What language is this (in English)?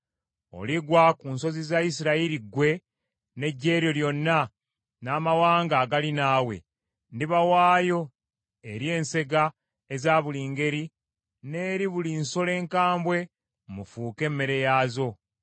Ganda